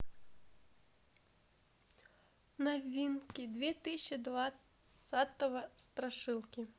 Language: Russian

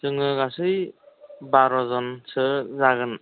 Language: Bodo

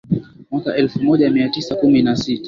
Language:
Swahili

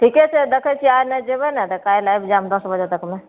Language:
Maithili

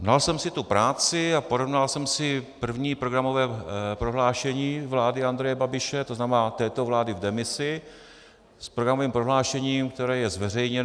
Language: Czech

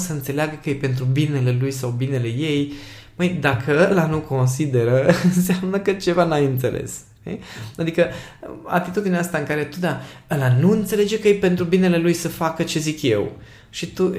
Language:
Romanian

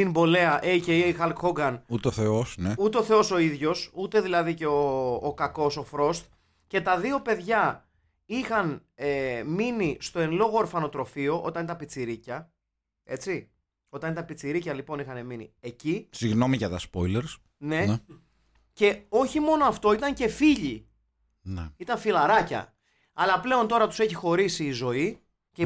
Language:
Greek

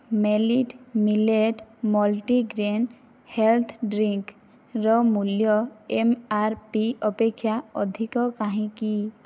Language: Odia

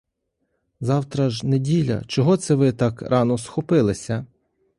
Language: Ukrainian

